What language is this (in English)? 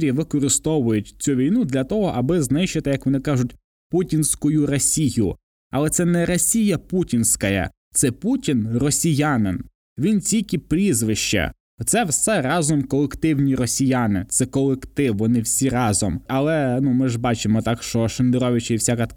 Ukrainian